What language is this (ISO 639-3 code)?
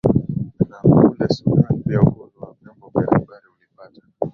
swa